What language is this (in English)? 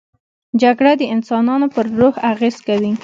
Pashto